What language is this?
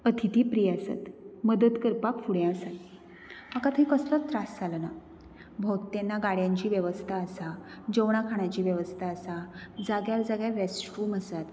Konkani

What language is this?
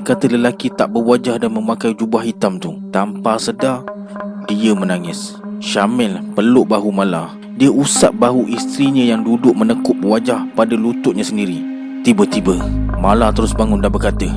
Malay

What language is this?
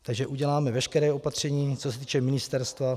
Czech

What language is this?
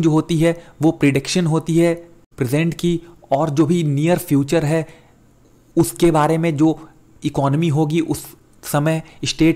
Hindi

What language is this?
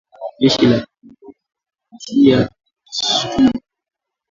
Swahili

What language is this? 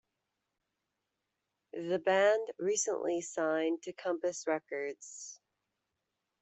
English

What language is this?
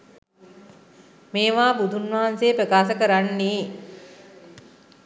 Sinhala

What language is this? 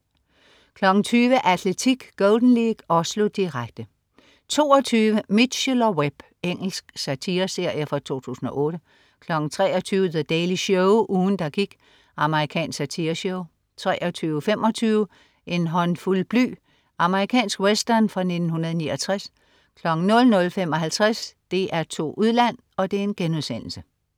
Danish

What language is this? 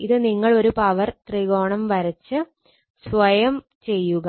Malayalam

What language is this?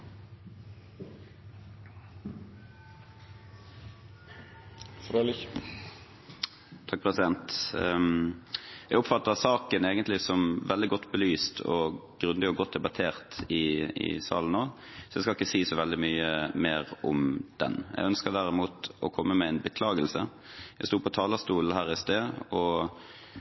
Norwegian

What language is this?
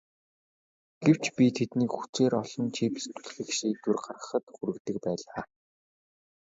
Mongolian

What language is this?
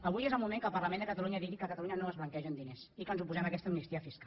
Catalan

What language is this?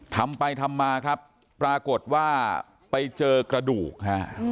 Thai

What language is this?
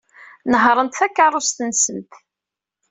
Kabyle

